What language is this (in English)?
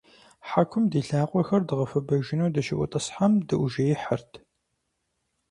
Kabardian